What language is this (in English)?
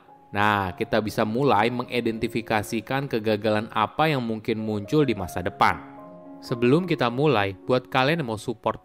Indonesian